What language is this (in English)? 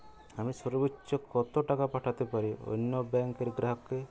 Bangla